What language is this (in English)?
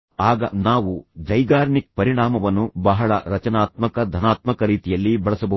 Kannada